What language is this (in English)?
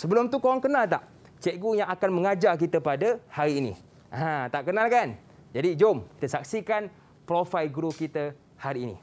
Malay